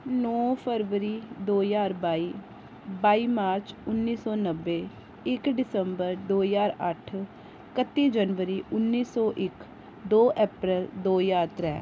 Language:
Dogri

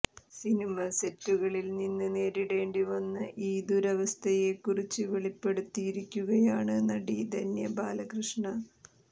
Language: Malayalam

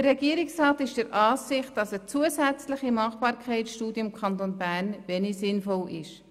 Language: Swiss German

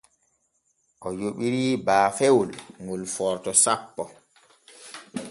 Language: Borgu Fulfulde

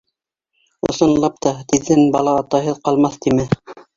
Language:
Bashkir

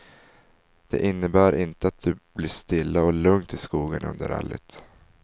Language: Swedish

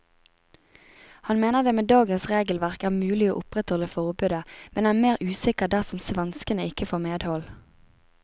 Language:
Norwegian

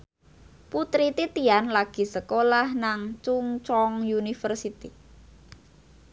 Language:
Javanese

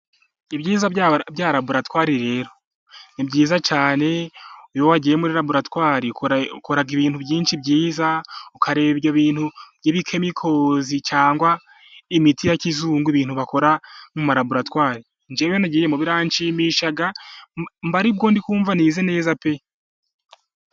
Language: Kinyarwanda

